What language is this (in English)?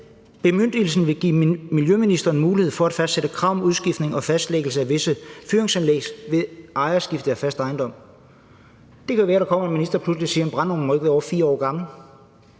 Danish